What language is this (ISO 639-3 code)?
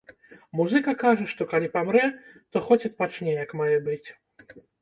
bel